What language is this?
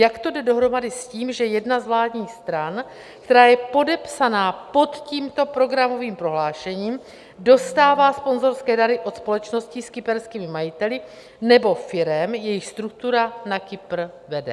Czech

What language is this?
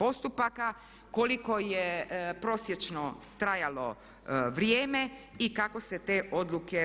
Croatian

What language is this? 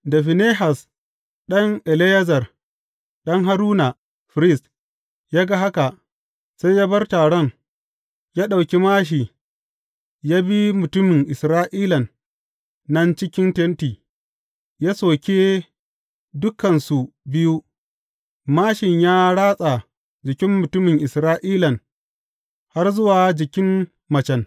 Hausa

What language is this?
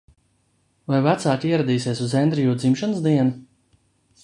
Latvian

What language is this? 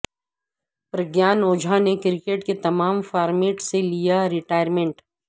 Urdu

